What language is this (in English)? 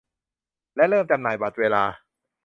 Thai